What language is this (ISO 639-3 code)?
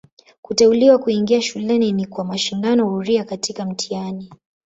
swa